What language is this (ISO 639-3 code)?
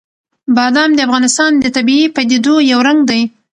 pus